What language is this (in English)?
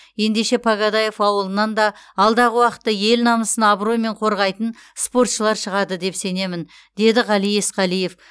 Kazakh